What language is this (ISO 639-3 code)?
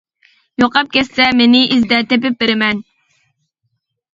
uig